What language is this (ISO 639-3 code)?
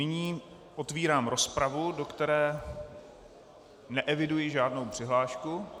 ces